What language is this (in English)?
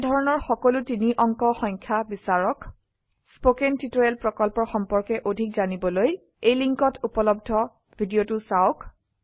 Assamese